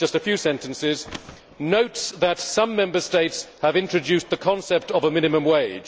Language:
English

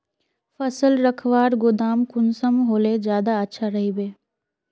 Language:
Magahi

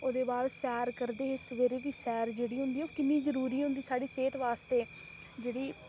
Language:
Dogri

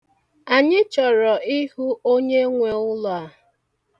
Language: Igbo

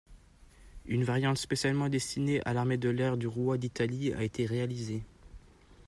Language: French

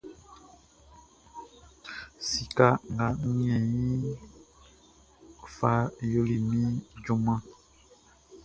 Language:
Baoulé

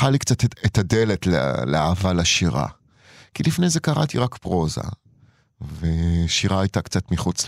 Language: Hebrew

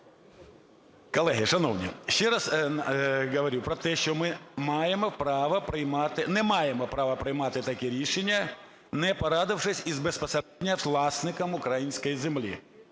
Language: Ukrainian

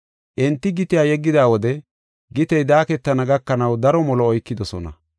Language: Gofa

